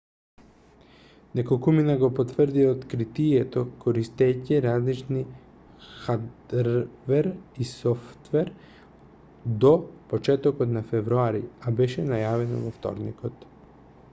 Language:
Macedonian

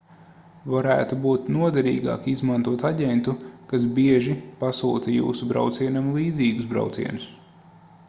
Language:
Latvian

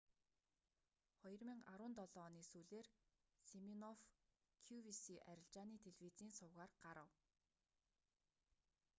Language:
Mongolian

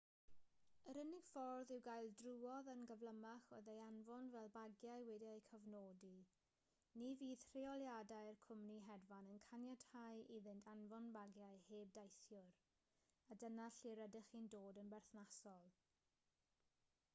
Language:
Welsh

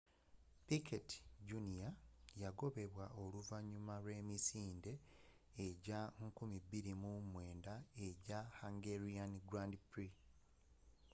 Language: Ganda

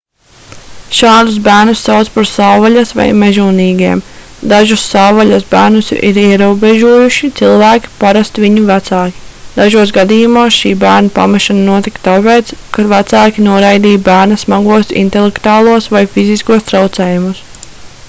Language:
Latvian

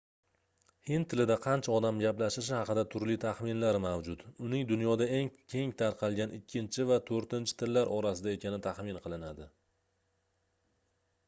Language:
Uzbek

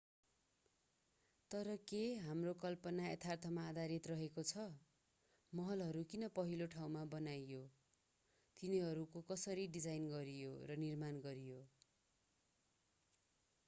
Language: Nepali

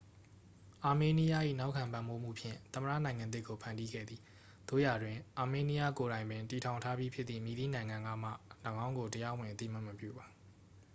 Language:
Burmese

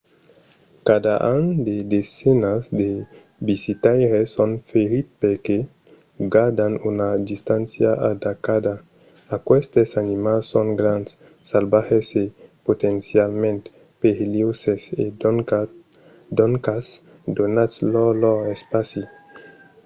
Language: Occitan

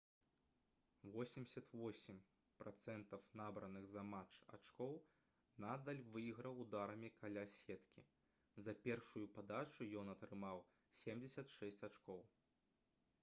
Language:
Belarusian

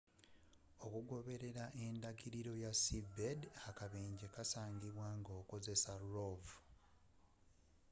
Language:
Ganda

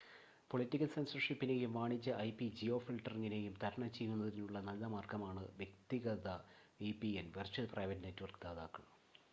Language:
Malayalam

